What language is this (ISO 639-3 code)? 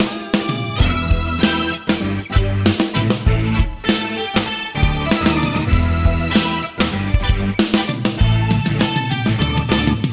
ind